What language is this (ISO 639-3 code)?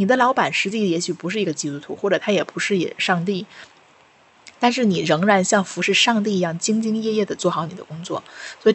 zho